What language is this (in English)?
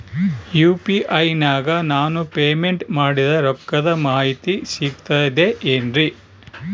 Kannada